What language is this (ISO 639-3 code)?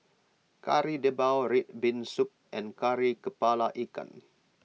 eng